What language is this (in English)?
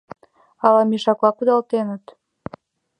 Mari